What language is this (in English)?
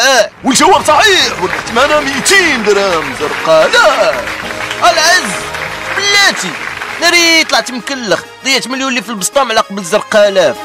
Arabic